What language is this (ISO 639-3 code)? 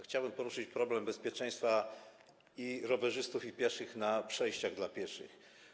pol